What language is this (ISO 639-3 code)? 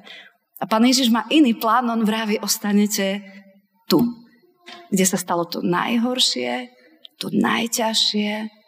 slk